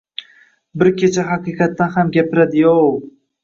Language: Uzbek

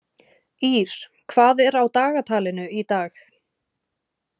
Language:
Icelandic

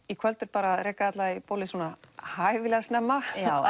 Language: Icelandic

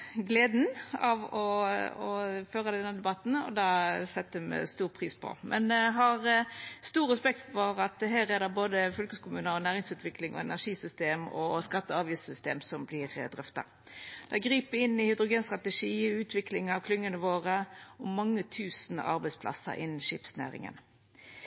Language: Norwegian Nynorsk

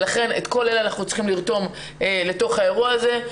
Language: Hebrew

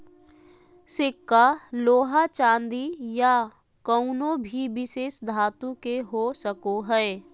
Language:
Magahi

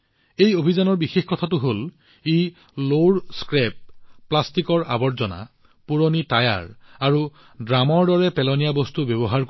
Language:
Assamese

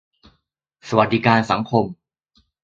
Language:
Thai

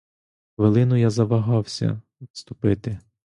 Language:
Ukrainian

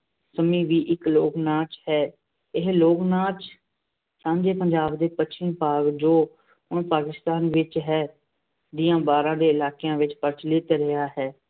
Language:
Punjabi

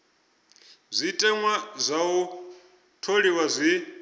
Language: Venda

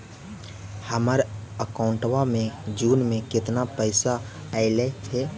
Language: Magahi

